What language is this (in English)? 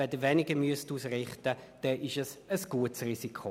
Swiss German